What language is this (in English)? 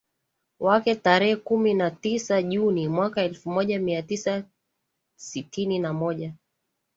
Swahili